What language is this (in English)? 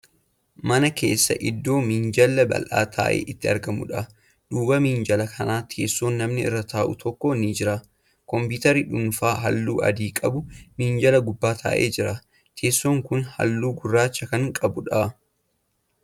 Oromo